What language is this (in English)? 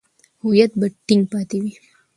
Pashto